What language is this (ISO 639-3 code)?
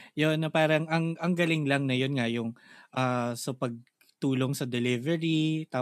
fil